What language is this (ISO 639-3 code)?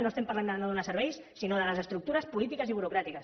cat